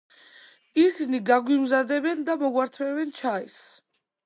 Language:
Georgian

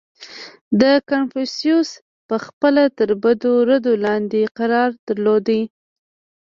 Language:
Pashto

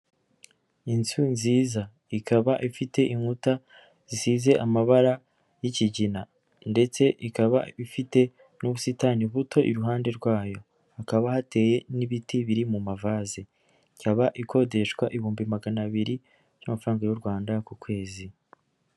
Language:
Kinyarwanda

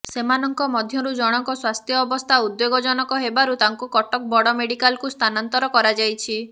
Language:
Odia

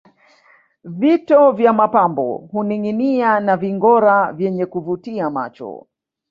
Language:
Swahili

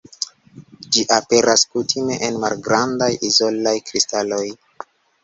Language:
Esperanto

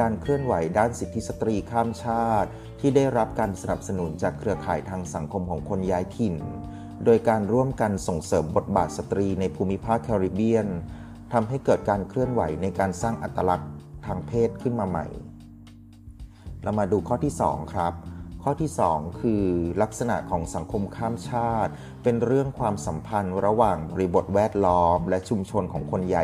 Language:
Thai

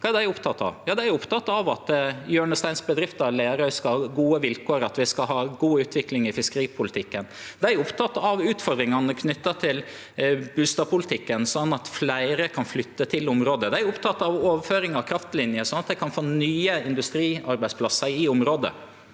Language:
Norwegian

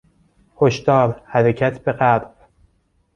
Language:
Persian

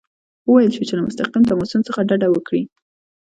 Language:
Pashto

